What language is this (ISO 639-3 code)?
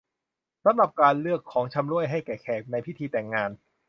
tha